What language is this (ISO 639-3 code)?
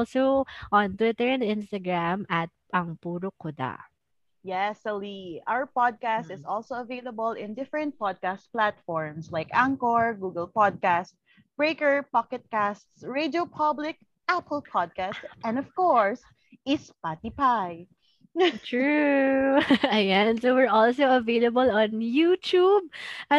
fil